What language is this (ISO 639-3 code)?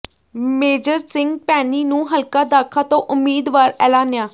pan